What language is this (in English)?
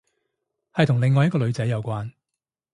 Cantonese